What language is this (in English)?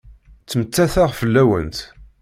Kabyle